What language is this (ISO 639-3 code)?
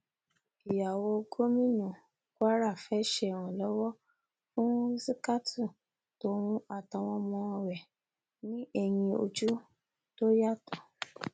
yor